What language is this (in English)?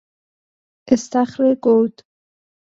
Persian